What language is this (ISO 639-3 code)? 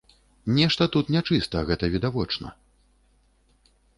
bel